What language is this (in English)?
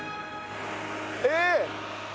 Japanese